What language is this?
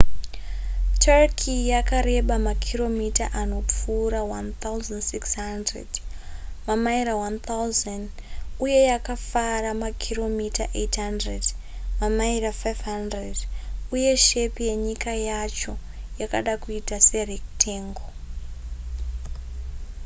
Shona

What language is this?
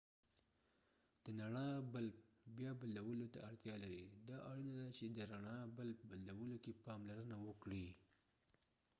Pashto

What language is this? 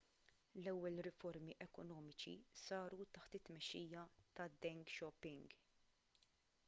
Maltese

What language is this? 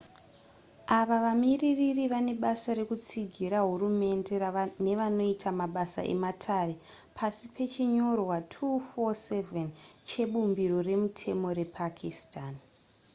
Shona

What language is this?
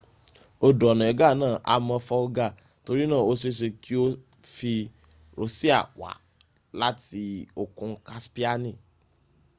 Yoruba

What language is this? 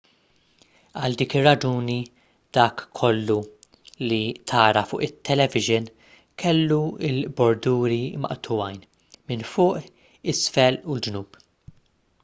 Maltese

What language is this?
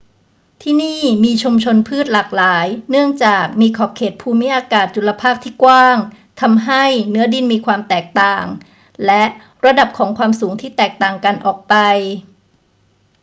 Thai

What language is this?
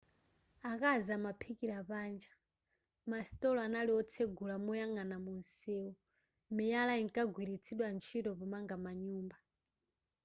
Nyanja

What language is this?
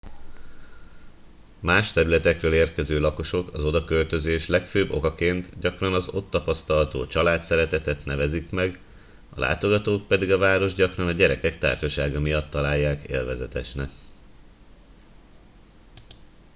Hungarian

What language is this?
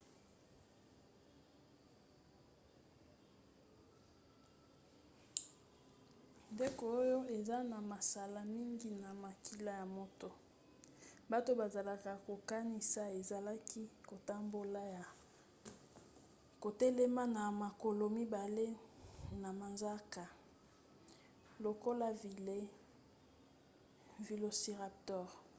Lingala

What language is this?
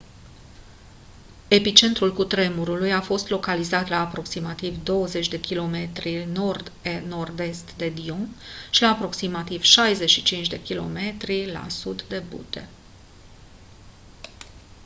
Romanian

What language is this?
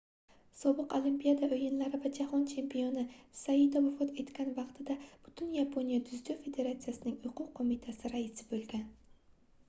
Uzbek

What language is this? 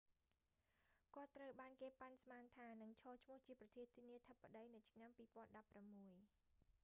Khmer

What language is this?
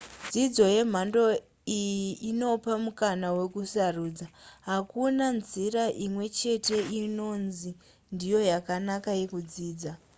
Shona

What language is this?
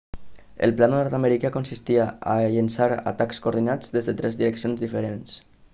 Catalan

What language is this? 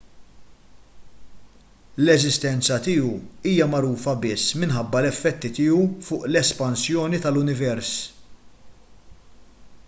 Maltese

